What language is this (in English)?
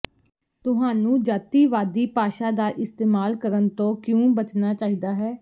Punjabi